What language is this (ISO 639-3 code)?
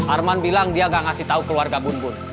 ind